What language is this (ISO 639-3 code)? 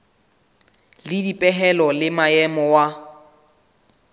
sot